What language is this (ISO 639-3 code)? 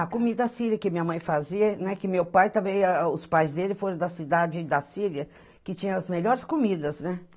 por